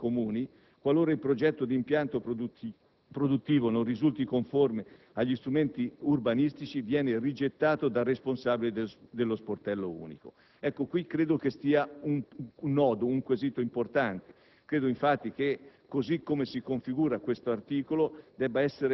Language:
Italian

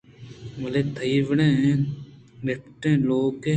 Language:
Eastern Balochi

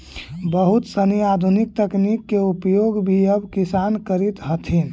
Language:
Magahi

